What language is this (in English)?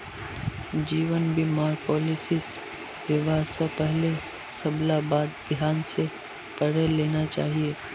Magahi